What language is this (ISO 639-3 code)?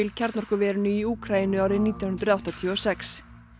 isl